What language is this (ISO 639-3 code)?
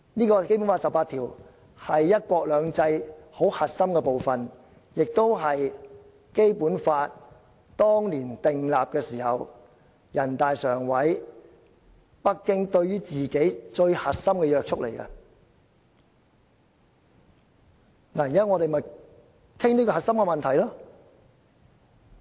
yue